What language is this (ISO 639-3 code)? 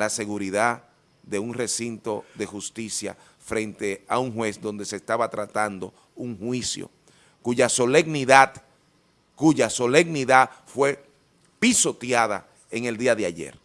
spa